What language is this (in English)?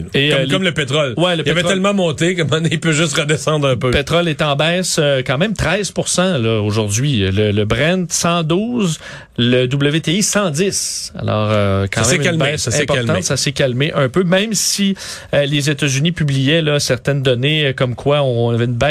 French